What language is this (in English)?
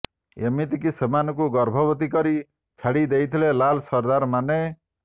Odia